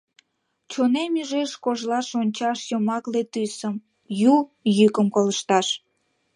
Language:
Mari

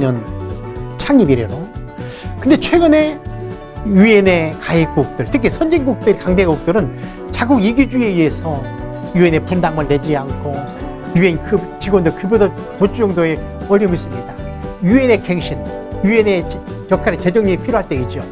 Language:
Korean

